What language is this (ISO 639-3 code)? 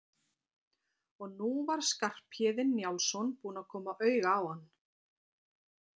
isl